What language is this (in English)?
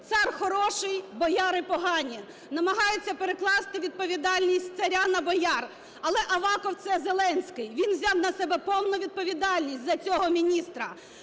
Ukrainian